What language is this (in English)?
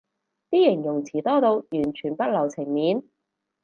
Cantonese